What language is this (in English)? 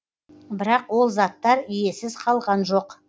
Kazakh